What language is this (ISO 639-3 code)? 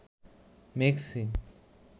ben